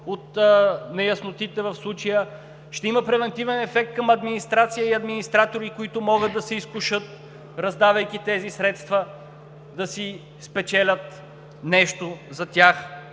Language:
Bulgarian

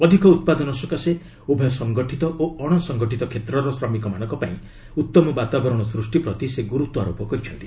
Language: Odia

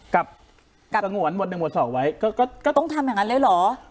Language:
Thai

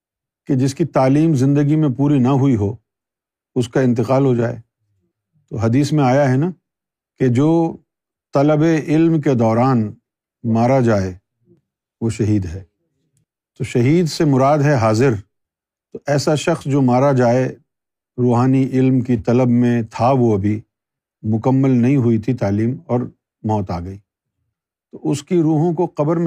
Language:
Urdu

